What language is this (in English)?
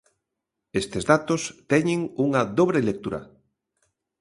Galician